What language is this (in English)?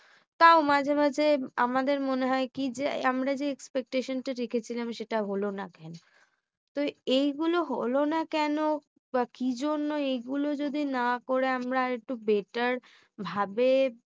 Bangla